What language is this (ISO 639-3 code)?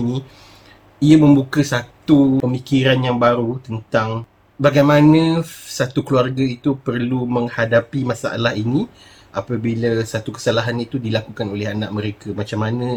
msa